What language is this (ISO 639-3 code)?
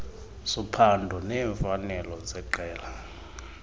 xho